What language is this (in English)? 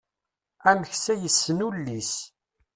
Kabyle